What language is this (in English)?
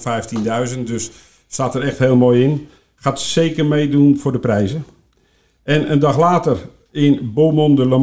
Dutch